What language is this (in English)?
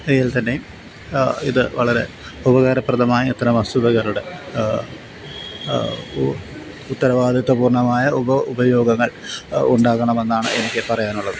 Malayalam